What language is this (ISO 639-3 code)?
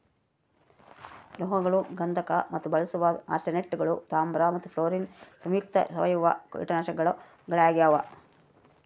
kan